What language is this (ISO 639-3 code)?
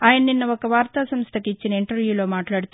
tel